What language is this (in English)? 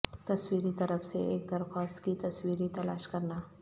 Urdu